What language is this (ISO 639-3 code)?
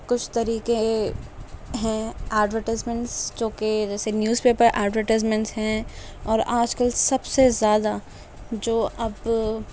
urd